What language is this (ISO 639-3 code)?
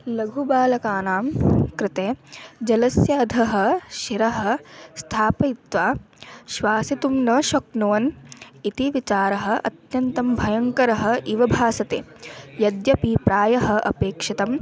san